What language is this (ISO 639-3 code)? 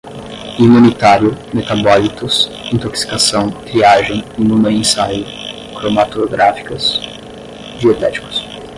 por